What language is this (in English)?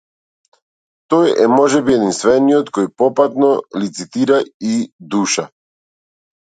Macedonian